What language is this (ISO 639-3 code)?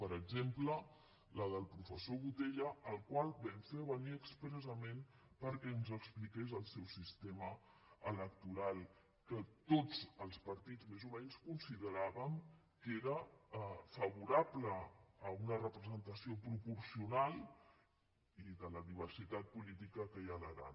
cat